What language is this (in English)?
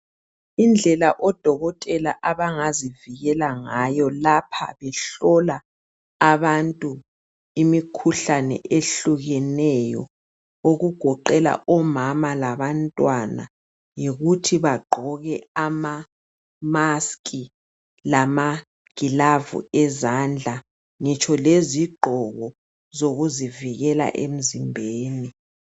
North Ndebele